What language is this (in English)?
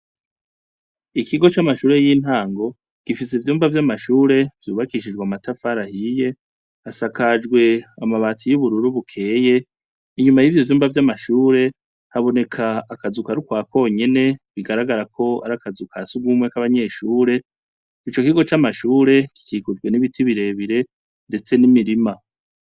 Rundi